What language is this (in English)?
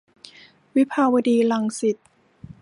Thai